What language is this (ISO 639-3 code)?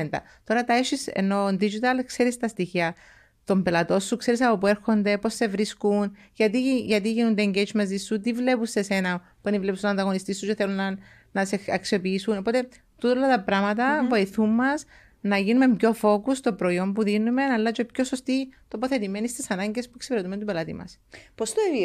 ell